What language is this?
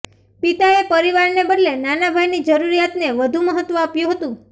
Gujarati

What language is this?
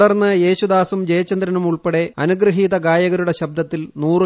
Malayalam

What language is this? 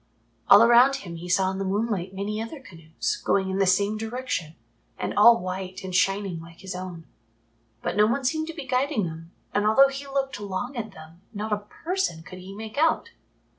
English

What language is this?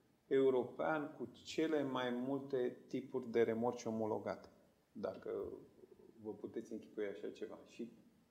Romanian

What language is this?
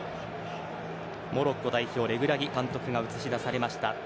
Japanese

